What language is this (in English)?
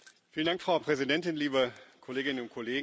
German